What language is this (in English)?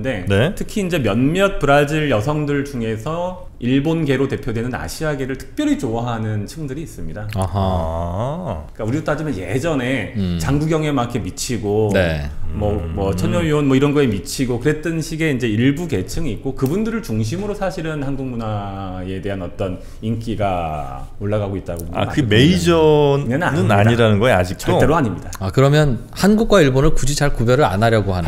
Korean